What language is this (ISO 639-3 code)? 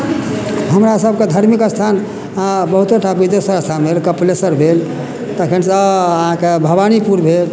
mai